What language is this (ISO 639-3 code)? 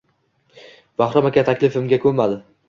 uzb